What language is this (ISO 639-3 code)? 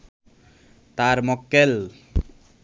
ben